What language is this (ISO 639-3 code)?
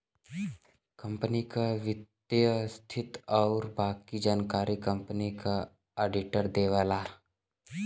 bho